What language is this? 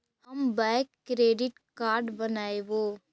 Magahi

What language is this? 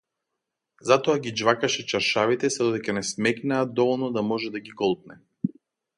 Macedonian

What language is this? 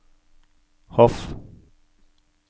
Norwegian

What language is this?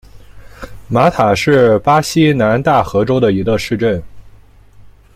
Chinese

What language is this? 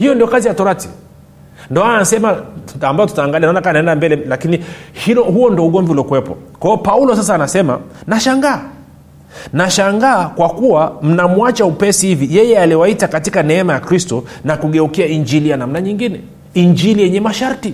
Swahili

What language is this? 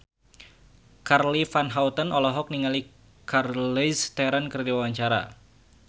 Sundanese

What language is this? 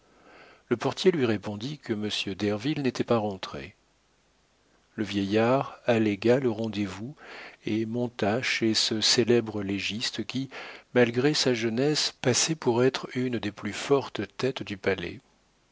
French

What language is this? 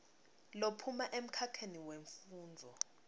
Swati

